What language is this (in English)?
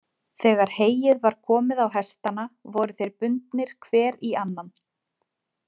Icelandic